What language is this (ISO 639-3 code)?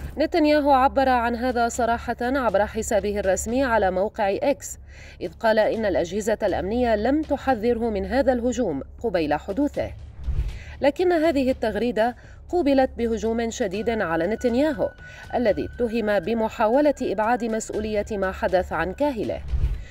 ara